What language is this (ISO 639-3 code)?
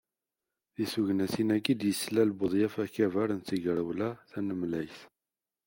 kab